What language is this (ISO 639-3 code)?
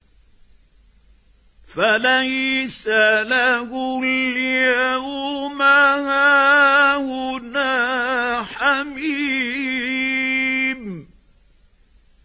ara